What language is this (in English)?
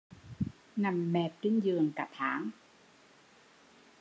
Vietnamese